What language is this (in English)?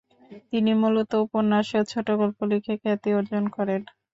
Bangla